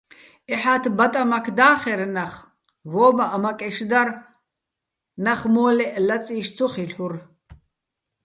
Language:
Bats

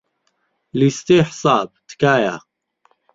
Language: Central Kurdish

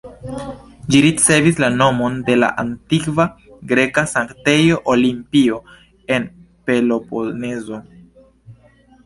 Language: Esperanto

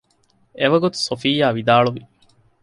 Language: Divehi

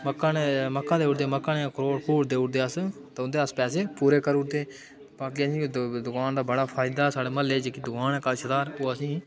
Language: Dogri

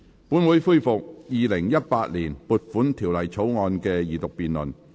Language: Cantonese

